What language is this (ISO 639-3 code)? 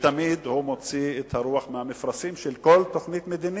heb